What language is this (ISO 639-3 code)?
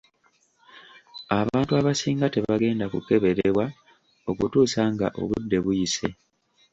lug